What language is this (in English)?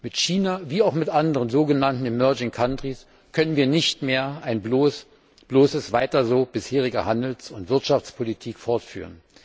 German